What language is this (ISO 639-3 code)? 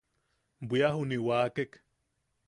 yaq